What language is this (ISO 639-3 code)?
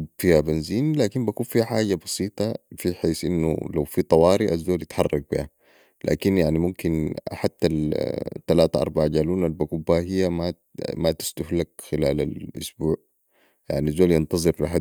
apd